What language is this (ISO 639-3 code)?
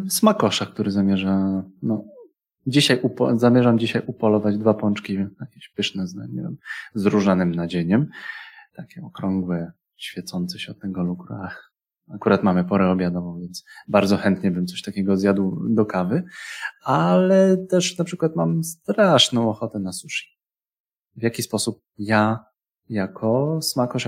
pol